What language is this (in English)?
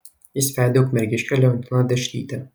Lithuanian